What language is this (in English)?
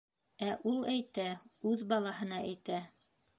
Bashkir